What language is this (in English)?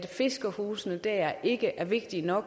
Danish